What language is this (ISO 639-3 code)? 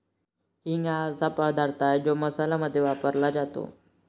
mar